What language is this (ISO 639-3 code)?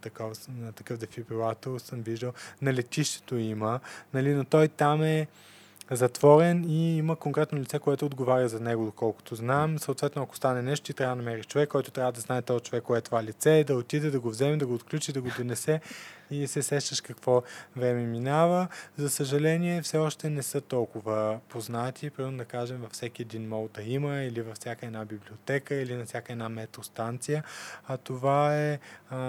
bul